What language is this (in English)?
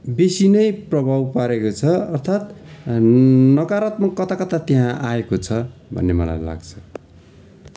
Nepali